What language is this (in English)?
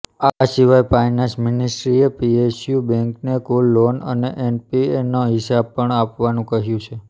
Gujarati